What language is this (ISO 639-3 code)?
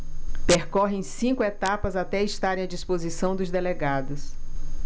por